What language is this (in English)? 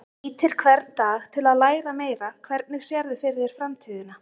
Icelandic